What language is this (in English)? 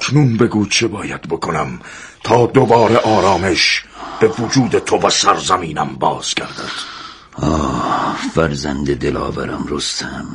Persian